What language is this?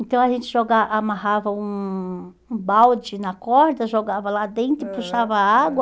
Portuguese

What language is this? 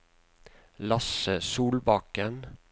Norwegian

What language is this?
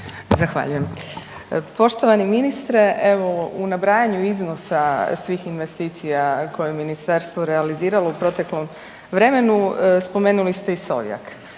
Croatian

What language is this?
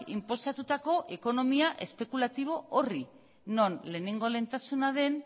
Basque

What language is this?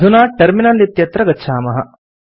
Sanskrit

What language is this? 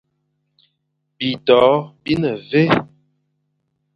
Fang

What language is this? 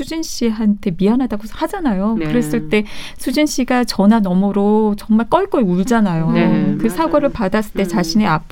Korean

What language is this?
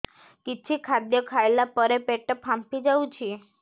Odia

